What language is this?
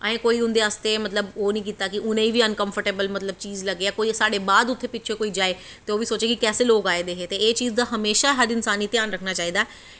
Dogri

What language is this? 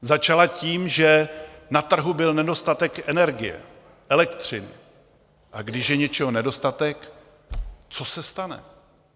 Czech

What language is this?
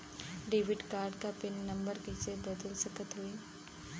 Bhojpuri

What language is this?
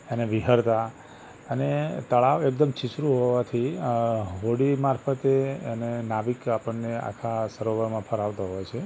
Gujarati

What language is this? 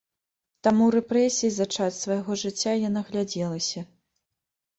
Belarusian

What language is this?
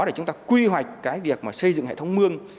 Vietnamese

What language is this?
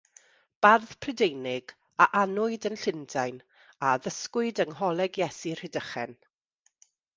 Welsh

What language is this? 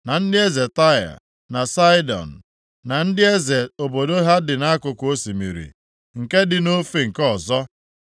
Igbo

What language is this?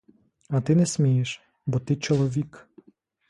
Ukrainian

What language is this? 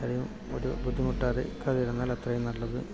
Malayalam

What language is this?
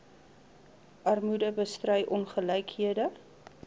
Afrikaans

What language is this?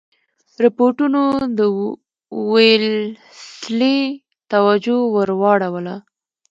Pashto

